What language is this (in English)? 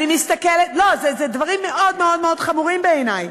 Hebrew